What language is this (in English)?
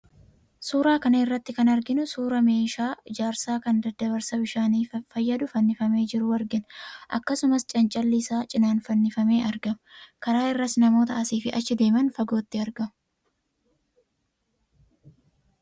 Oromo